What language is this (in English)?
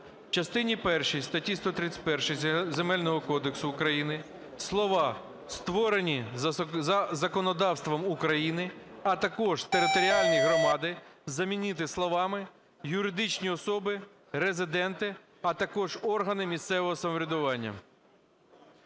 Ukrainian